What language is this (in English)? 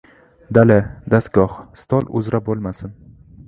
Uzbek